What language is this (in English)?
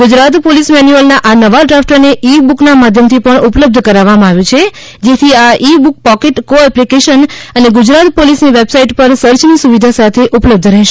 Gujarati